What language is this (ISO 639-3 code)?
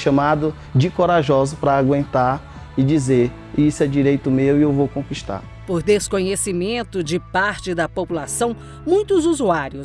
por